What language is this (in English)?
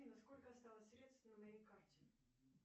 Russian